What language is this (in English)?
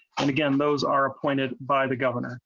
English